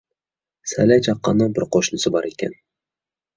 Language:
Uyghur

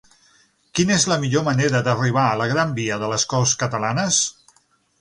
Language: Catalan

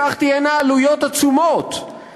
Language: Hebrew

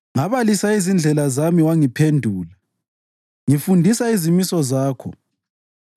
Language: North Ndebele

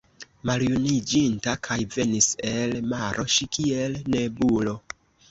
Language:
Esperanto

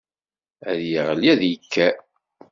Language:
Kabyle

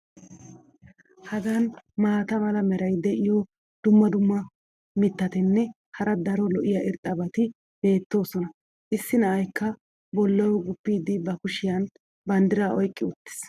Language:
Wolaytta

